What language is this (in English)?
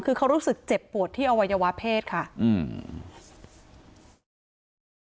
Thai